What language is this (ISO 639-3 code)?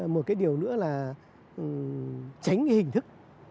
vie